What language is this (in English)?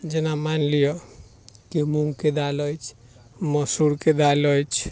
Maithili